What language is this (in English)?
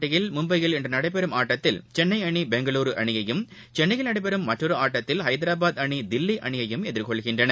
Tamil